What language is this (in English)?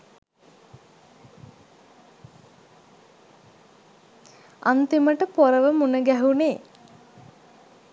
Sinhala